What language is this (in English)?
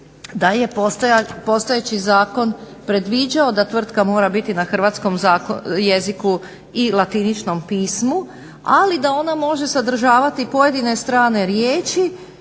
Croatian